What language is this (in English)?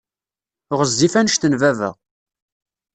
Kabyle